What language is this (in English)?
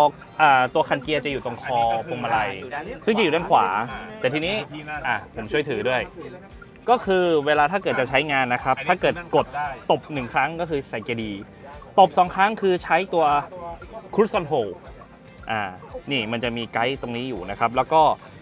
Thai